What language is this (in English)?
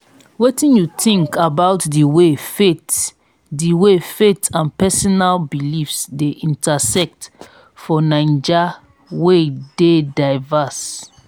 Nigerian Pidgin